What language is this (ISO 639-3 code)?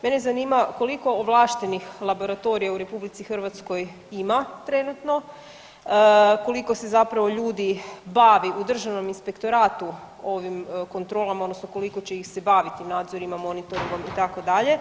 hrv